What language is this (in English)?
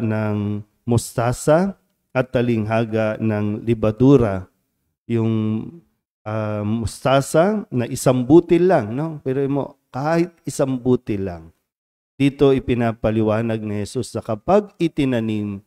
Filipino